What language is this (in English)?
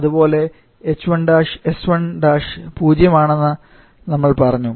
Malayalam